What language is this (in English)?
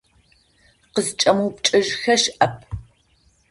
Adyghe